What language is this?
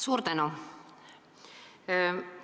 Estonian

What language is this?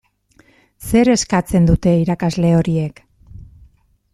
Basque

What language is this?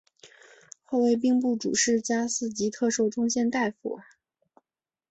Chinese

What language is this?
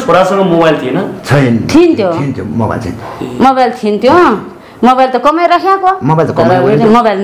Indonesian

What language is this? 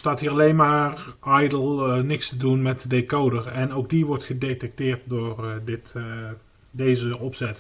Dutch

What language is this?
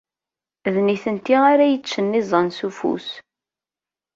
Kabyle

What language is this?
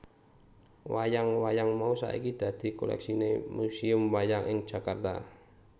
Javanese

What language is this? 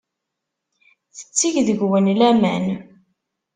Kabyle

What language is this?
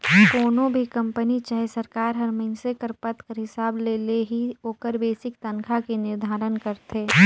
Chhattisgarhi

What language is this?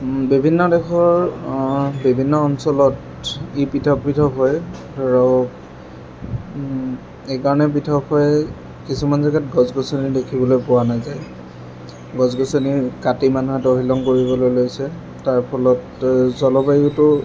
Assamese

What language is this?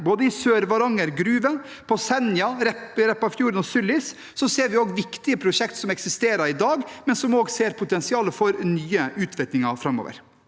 Norwegian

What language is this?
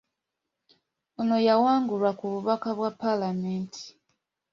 Ganda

